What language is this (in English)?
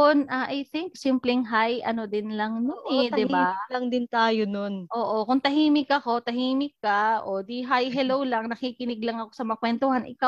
Filipino